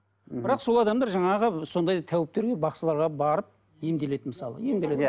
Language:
Kazakh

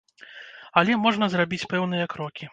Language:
Belarusian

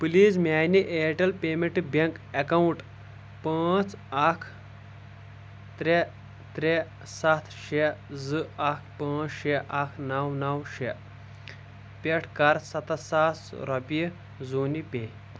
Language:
Kashmiri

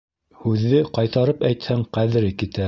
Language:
Bashkir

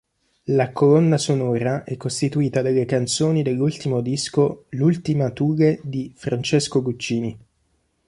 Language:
Italian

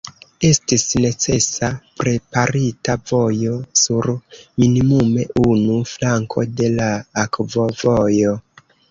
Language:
Esperanto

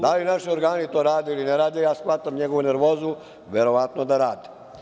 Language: Serbian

